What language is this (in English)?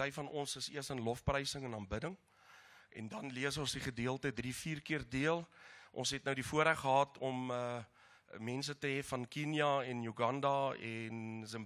Dutch